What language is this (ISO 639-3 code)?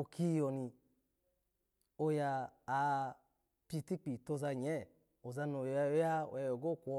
ala